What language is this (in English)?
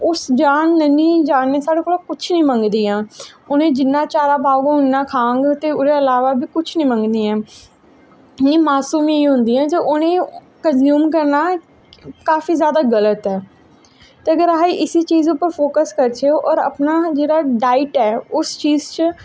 Dogri